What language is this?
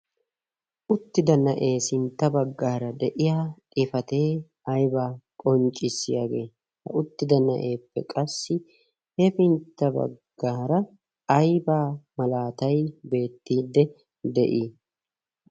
Wolaytta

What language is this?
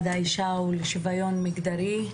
Hebrew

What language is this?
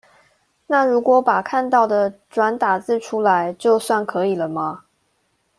Chinese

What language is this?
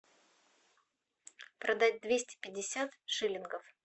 Russian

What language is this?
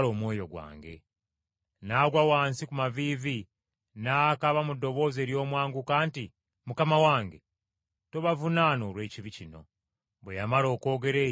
Ganda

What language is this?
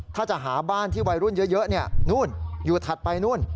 Thai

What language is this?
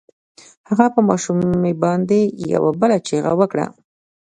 Pashto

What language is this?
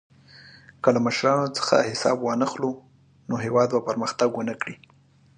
Pashto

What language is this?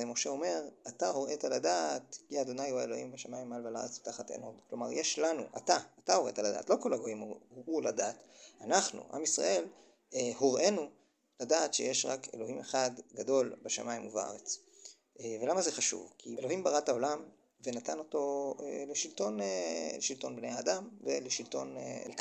Hebrew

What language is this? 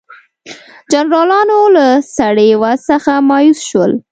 Pashto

